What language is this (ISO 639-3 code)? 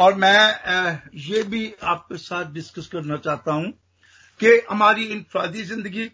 hin